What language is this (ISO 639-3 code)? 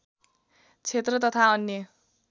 nep